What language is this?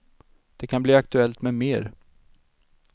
Swedish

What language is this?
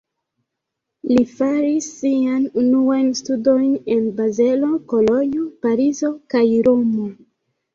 Esperanto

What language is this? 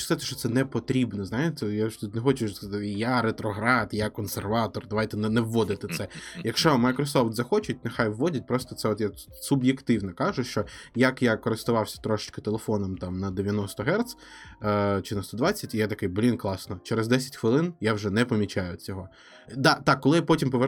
Ukrainian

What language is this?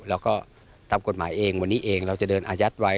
Thai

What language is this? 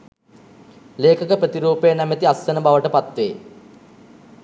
Sinhala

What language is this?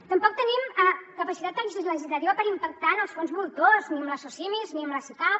Catalan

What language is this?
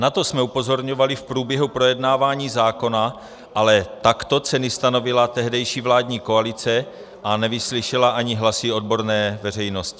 Czech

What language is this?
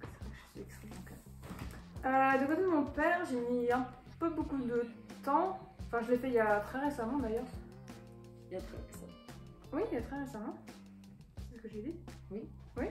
French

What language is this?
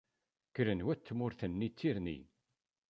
Kabyle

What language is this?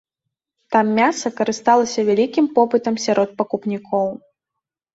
Belarusian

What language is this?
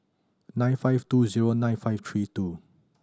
English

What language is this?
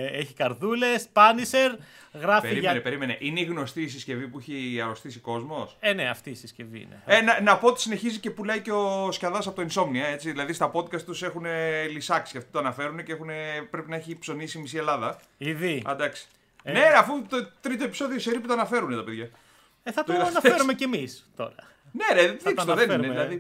Greek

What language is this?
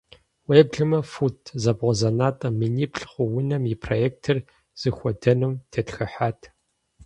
Kabardian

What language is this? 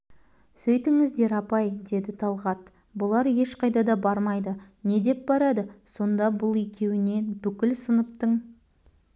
Kazakh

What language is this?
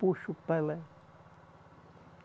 Portuguese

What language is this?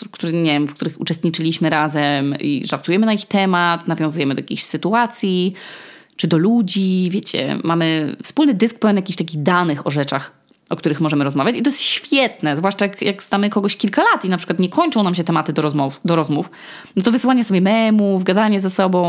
Polish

